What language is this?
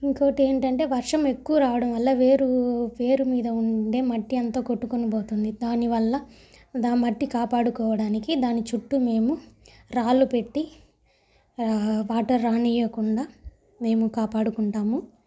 Telugu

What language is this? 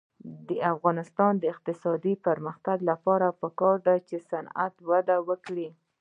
Pashto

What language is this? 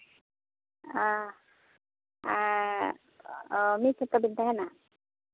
Santali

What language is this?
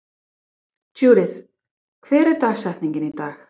Icelandic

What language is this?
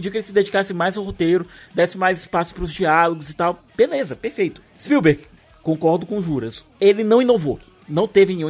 Portuguese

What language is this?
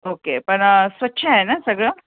Marathi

